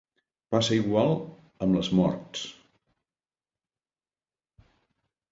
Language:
Catalan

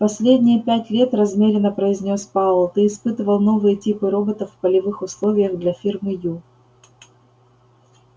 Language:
Russian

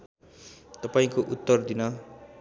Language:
Nepali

